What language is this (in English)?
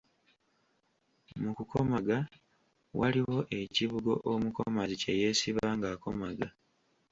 Ganda